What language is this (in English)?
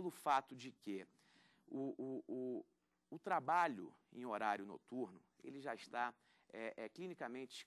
Portuguese